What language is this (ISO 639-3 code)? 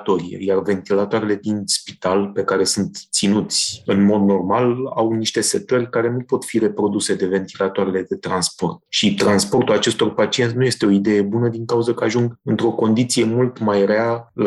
ron